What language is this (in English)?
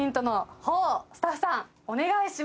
Japanese